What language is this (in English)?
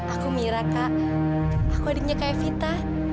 Indonesian